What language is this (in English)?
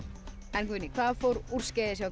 Icelandic